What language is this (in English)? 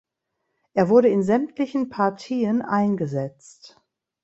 German